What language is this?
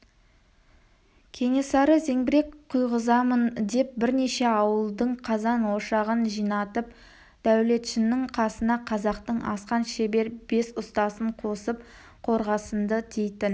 Kazakh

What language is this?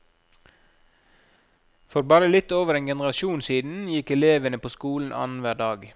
Norwegian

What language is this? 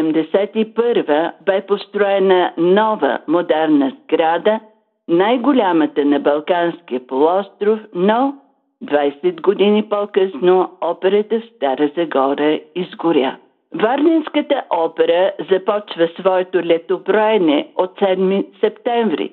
Bulgarian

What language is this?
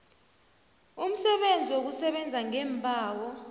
South Ndebele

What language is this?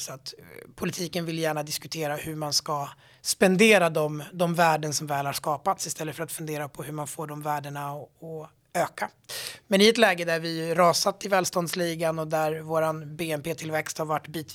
Swedish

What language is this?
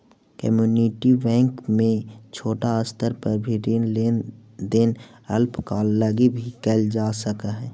Magahi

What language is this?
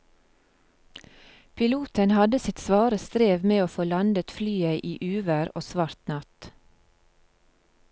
Norwegian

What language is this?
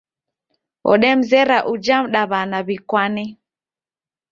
Taita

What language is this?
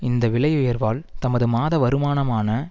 Tamil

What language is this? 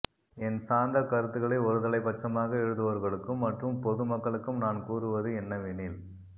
Tamil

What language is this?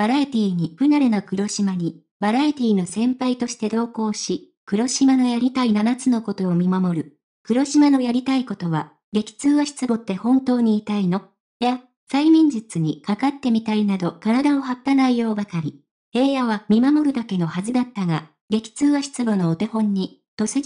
Japanese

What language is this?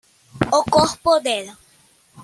Portuguese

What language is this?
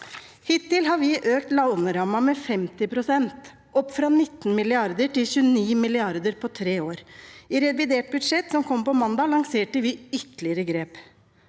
Norwegian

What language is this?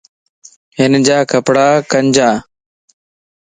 Lasi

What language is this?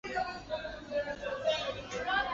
Chinese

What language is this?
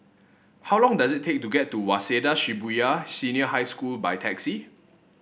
English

